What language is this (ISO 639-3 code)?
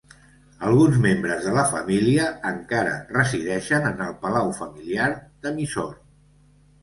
cat